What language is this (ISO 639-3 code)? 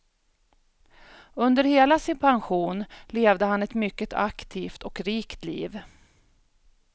swe